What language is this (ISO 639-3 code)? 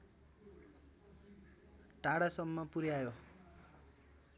nep